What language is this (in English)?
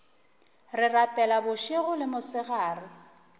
Northern Sotho